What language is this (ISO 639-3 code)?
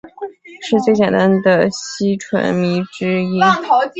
zho